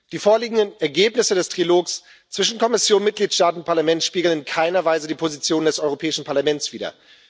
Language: German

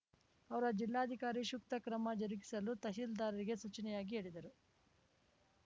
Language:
Kannada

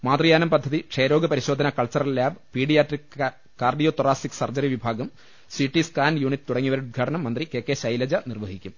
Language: Malayalam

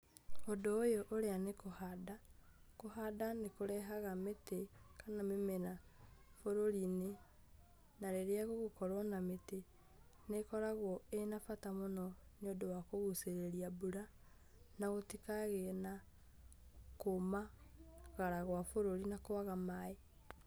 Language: Kikuyu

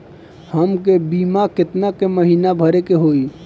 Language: Bhojpuri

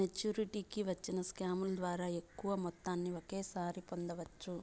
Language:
Telugu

